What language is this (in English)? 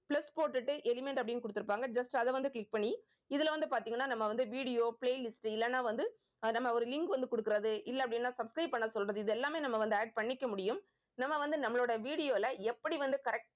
Tamil